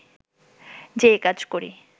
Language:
Bangla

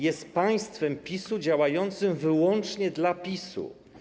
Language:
Polish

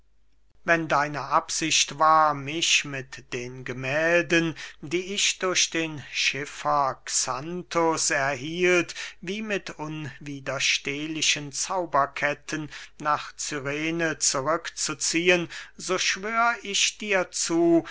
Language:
German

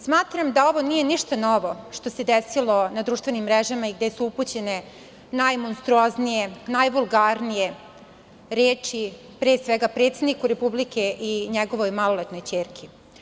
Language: Serbian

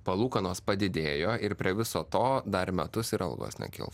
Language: Lithuanian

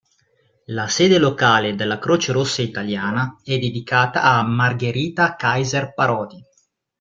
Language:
Italian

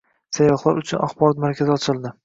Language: Uzbek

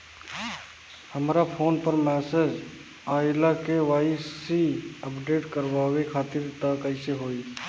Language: Bhojpuri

